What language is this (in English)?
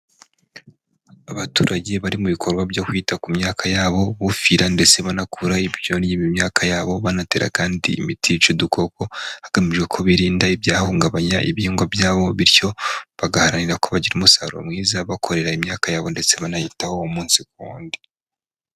Kinyarwanda